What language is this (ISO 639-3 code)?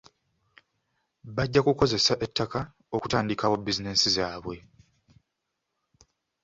lug